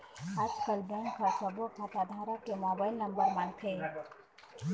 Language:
Chhattisgarhi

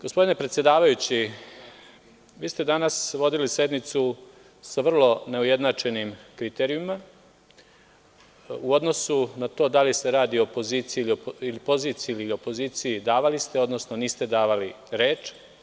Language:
Serbian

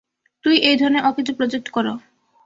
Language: Bangla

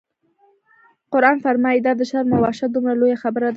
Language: Pashto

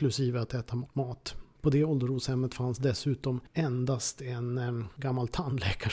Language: Swedish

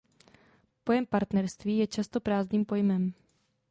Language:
Czech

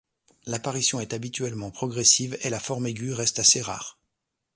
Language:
French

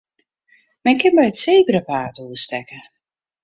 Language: Western Frisian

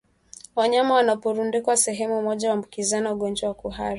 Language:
Swahili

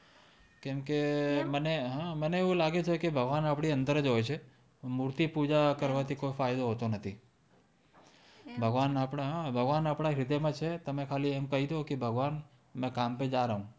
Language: Gujarati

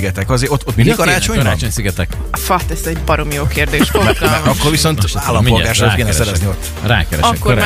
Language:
Hungarian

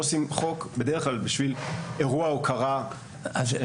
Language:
Hebrew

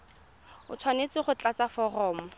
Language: Tswana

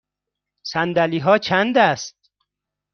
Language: Persian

